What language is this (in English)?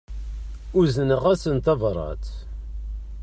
Kabyle